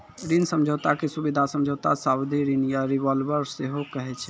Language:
Maithili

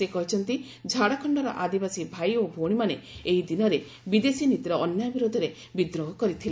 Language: Odia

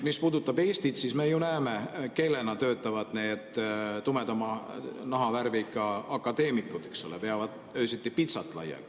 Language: Estonian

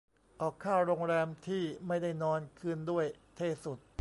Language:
Thai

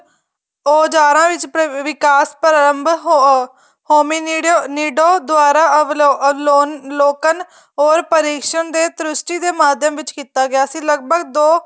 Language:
Punjabi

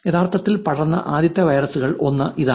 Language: Malayalam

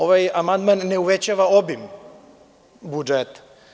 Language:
Serbian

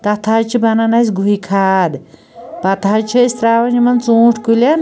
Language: Kashmiri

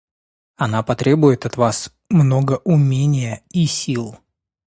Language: Russian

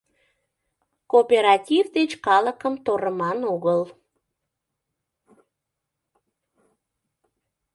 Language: Mari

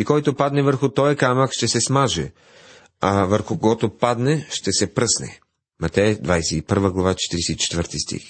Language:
Bulgarian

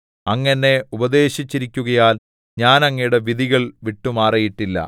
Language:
Malayalam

